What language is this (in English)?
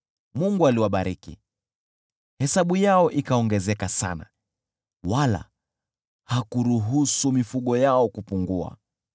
Swahili